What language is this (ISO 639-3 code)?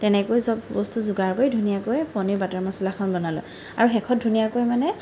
asm